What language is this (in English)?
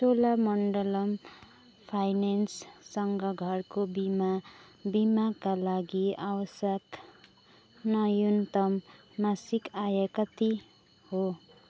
Nepali